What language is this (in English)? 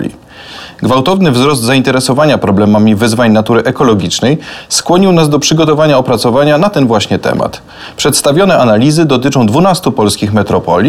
Polish